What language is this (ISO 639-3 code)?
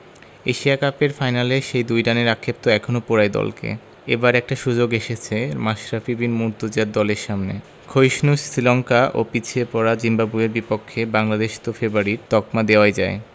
ben